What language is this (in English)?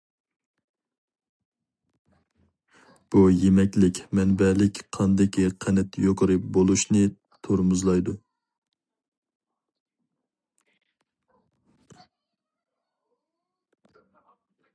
Uyghur